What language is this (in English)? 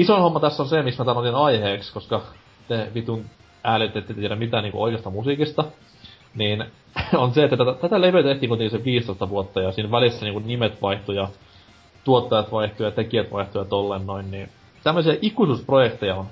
Finnish